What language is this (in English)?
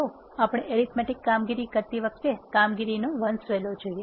Gujarati